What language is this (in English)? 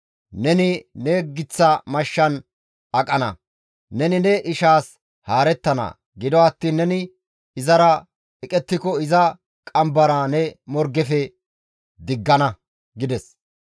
Gamo